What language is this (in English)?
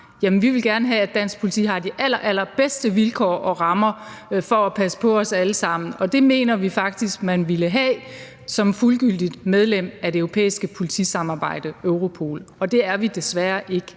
Danish